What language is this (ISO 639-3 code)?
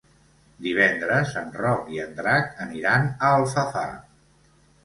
cat